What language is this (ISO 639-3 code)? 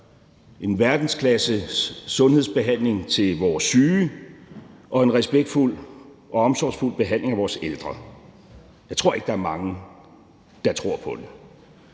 dan